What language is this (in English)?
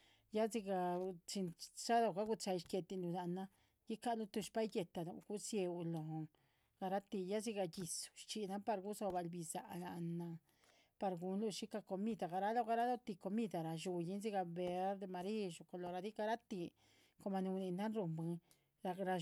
Chichicapan Zapotec